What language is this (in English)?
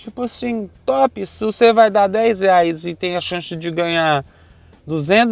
Portuguese